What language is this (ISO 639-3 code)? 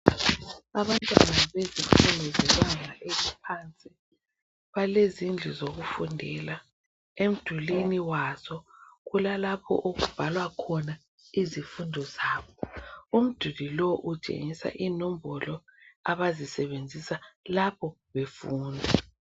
nde